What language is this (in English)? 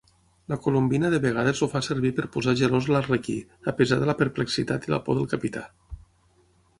Catalan